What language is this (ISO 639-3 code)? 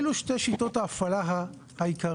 heb